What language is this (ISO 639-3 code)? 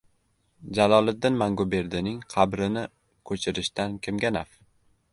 uzb